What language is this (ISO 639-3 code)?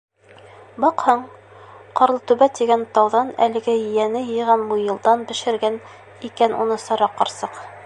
bak